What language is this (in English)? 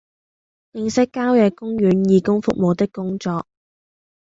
Cantonese